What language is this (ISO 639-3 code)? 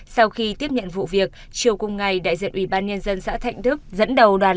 vie